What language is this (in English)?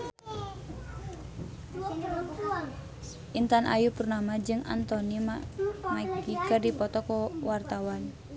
Sundanese